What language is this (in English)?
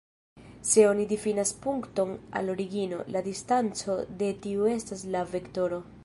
Esperanto